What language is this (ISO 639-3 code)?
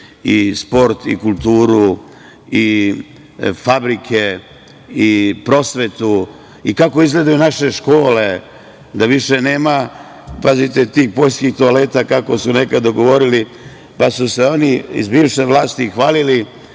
srp